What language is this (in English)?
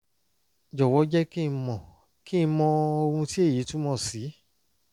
Yoruba